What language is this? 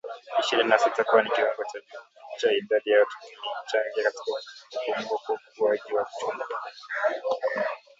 Swahili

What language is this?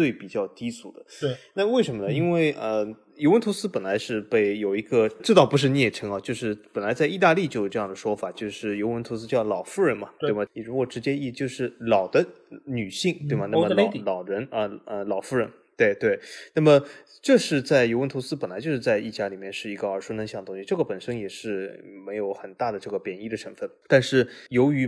Chinese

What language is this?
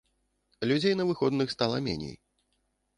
Belarusian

